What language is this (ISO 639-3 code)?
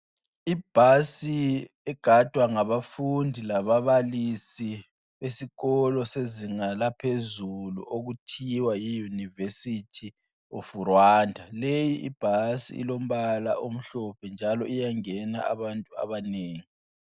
nde